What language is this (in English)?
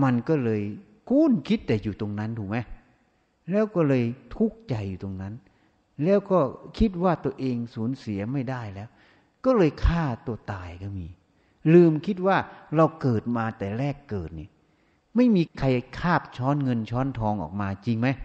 Thai